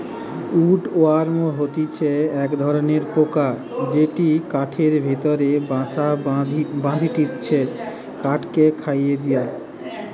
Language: Bangla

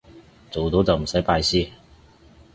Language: Cantonese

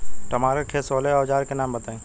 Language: Bhojpuri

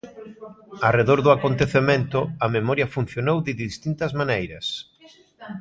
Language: Galician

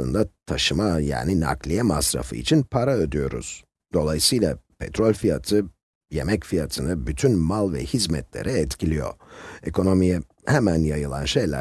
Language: Turkish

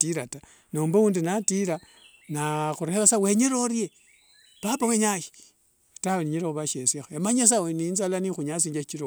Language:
Wanga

